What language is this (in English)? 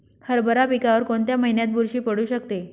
Marathi